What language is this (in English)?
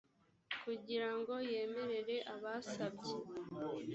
Kinyarwanda